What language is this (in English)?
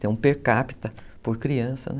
Portuguese